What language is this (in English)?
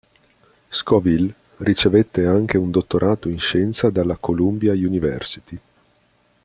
Italian